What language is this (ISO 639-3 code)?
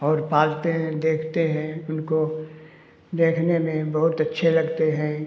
hin